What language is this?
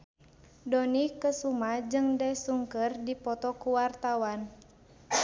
Sundanese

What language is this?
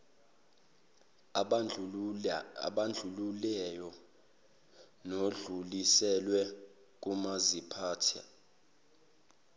Zulu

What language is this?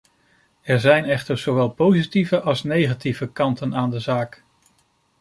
Dutch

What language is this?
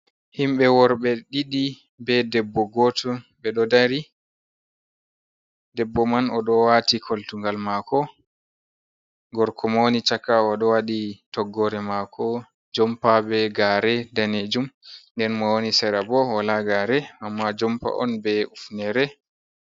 Fula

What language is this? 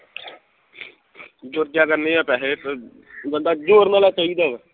Punjabi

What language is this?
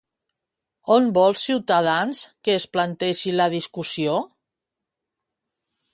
Catalan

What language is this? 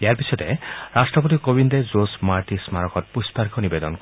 Assamese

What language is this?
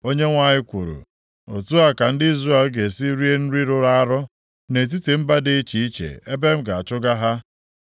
Igbo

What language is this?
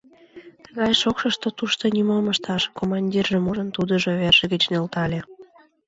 Mari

